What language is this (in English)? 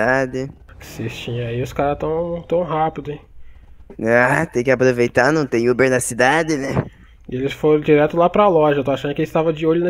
Portuguese